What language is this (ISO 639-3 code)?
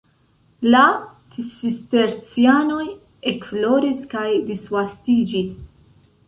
epo